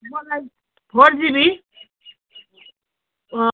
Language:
Nepali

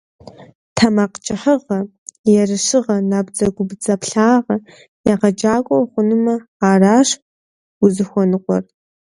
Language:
Kabardian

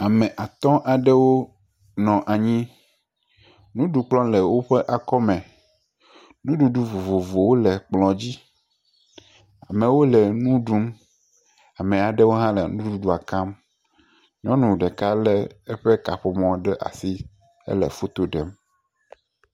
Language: Ewe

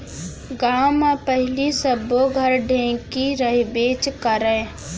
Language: Chhattisgarhi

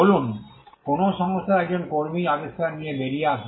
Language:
Bangla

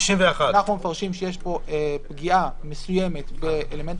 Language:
Hebrew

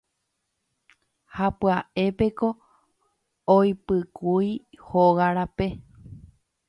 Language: Guarani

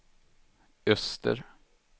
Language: Swedish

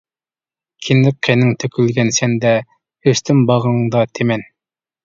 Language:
Uyghur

